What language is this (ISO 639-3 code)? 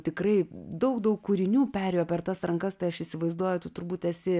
lit